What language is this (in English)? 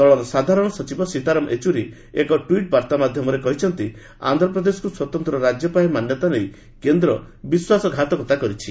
Odia